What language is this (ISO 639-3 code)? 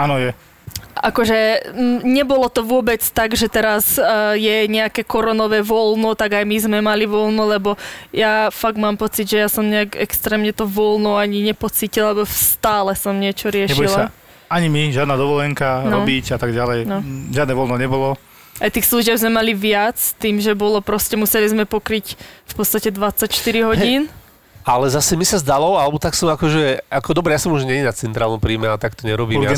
slk